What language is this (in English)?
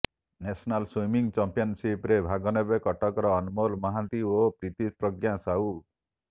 Odia